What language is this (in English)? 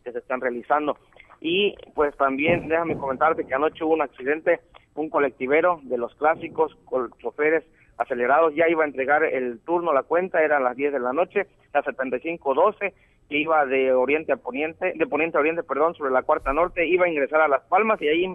Spanish